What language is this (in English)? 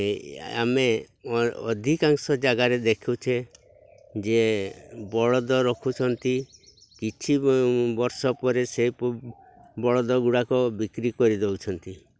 Odia